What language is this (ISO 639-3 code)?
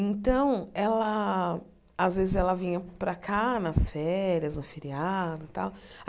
por